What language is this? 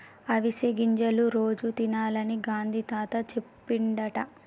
Telugu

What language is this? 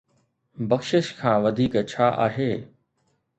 Sindhi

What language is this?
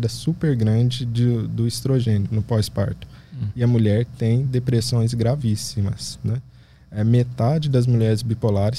Portuguese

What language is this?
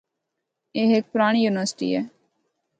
Northern Hindko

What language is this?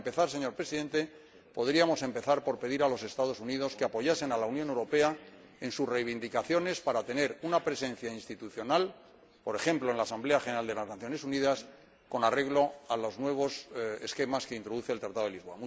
Spanish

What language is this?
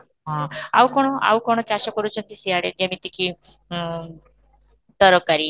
Odia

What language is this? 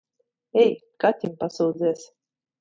Latvian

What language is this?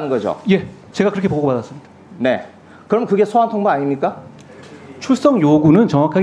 Korean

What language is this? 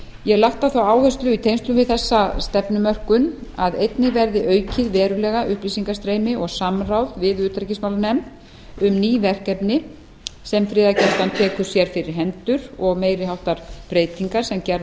Icelandic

